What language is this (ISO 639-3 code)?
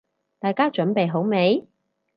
yue